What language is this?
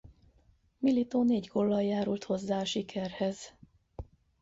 Hungarian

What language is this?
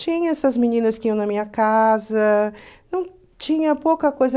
Portuguese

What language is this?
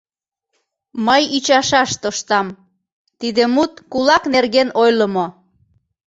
Mari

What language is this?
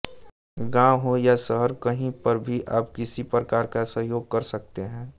Hindi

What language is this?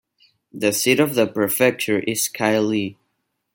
English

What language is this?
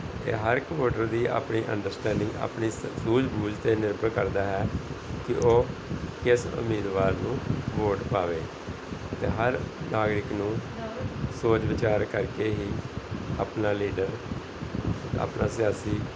Punjabi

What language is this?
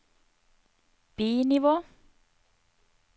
Norwegian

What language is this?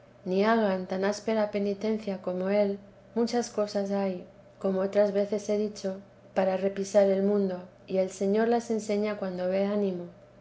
Spanish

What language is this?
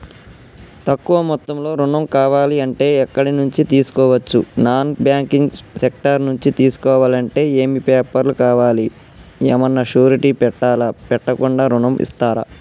Telugu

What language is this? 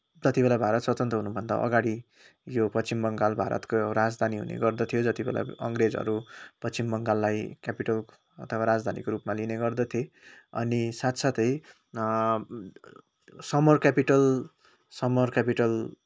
Nepali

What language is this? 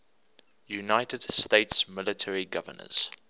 English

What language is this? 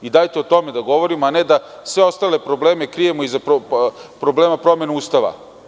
Serbian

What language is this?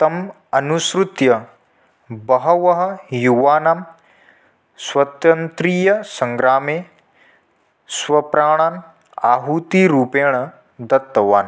Sanskrit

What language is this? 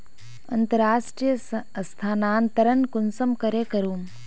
Magahi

